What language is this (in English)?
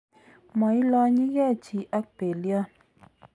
Kalenjin